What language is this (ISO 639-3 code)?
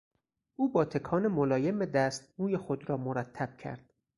fas